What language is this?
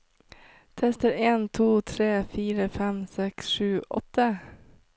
Norwegian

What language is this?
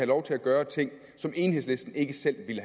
Danish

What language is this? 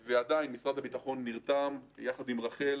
Hebrew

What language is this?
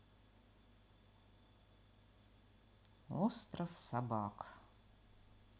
Russian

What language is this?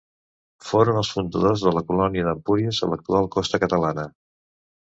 Catalan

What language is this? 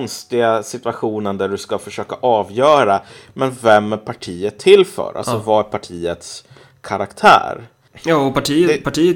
Swedish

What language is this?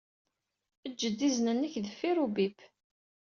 Kabyle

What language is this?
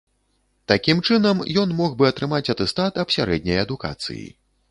Belarusian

